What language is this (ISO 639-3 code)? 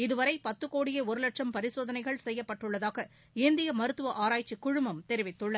tam